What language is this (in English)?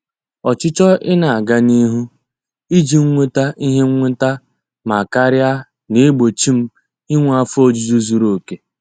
Igbo